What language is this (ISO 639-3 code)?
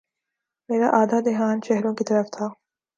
urd